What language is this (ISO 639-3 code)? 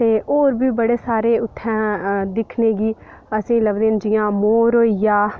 doi